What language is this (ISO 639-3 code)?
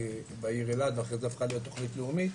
heb